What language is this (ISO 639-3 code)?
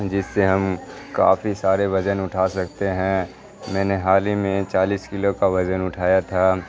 urd